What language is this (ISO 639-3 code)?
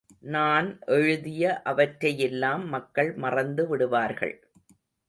tam